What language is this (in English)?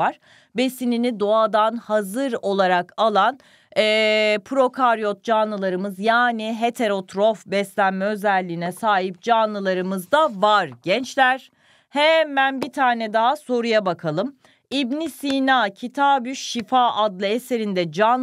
Turkish